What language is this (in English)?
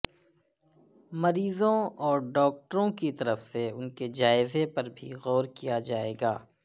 Urdu